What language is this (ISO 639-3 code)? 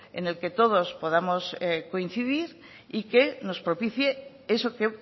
spa